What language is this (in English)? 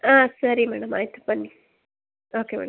Kannada